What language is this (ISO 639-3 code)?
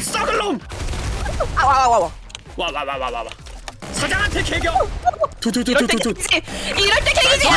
kor